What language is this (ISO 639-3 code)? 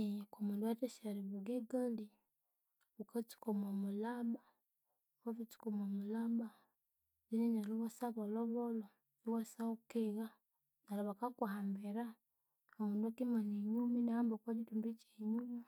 koo